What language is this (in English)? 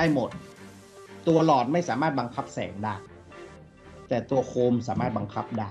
Thai